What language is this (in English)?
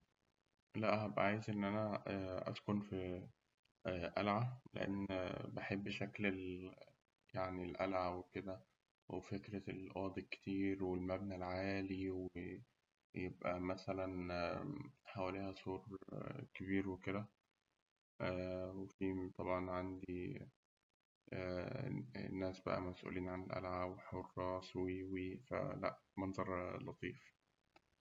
Egyptian Arabic